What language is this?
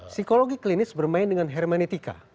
Indonesian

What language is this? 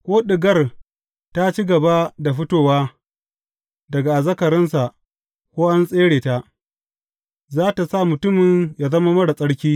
Hausa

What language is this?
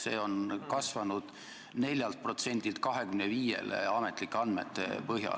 Estonian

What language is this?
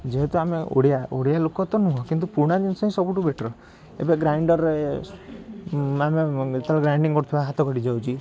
Odia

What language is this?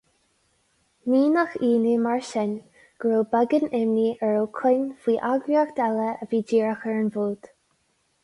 Irish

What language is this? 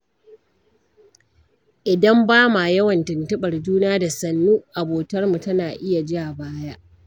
Hausa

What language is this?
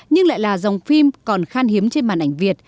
Vietnamese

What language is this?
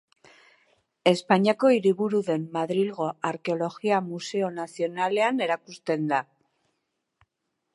Basque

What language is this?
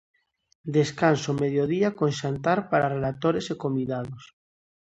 Galician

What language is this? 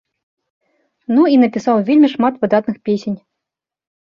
Belarusian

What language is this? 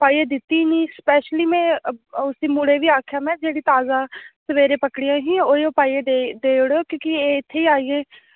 Dogri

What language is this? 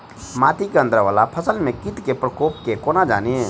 Maithili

